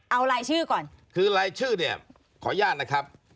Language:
Thai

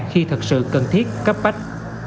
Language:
Vietnamese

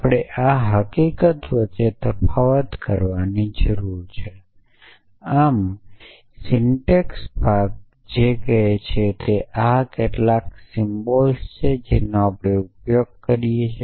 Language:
Gujarati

